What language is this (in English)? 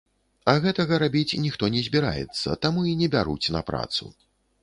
Belarusian